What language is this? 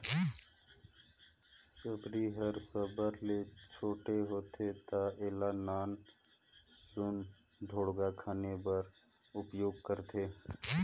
Chhattisgarhi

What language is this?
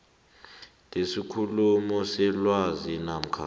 South Ndebele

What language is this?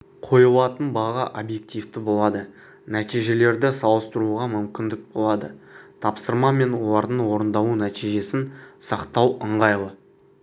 Kazakh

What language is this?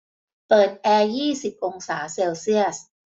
Thai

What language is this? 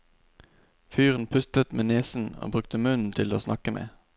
Norwegian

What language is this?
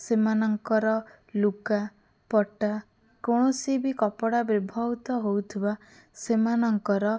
Odia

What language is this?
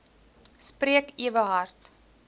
Afrikaans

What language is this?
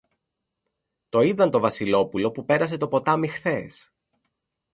Greek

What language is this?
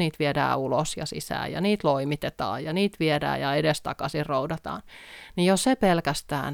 Finnish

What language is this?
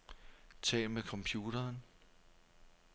Danish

